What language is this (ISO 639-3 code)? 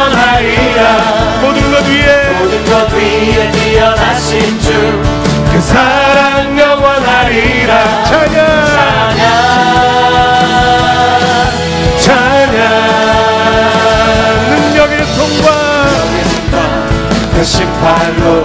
kor